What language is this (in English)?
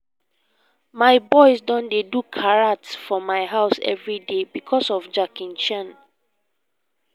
Nigerian Pidgin